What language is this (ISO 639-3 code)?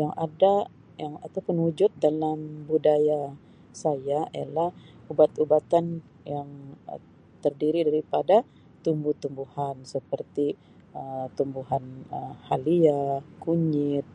msi